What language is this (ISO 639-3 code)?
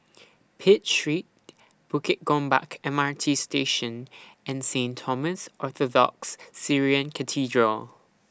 eng